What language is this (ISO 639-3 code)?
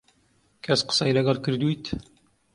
ckb